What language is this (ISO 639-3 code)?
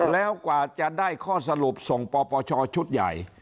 tha